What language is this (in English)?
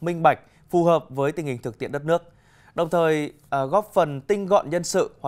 Vietnamese